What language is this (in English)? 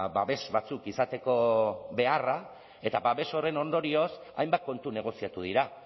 Basque